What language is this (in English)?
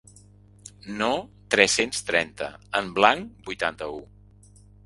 Catalan